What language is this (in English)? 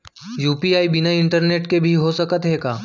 Chhattisgarhi